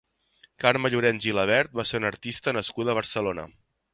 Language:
Catalan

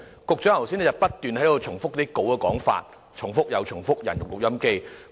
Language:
Cantonese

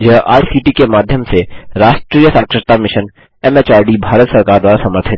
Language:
Hindi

